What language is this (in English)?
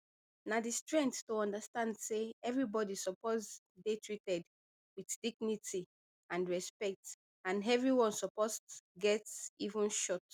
Nigerian Pidgin